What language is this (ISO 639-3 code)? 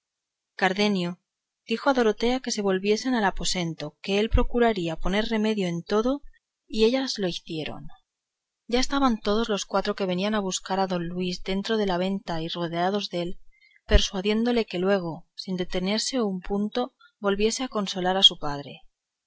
spa